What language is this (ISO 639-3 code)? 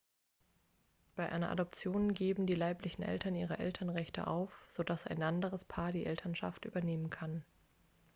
deu